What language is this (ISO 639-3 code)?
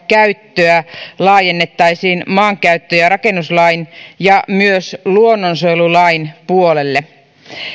fin